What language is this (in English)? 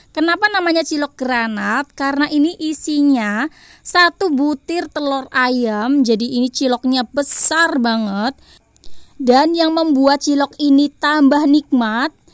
Indonesian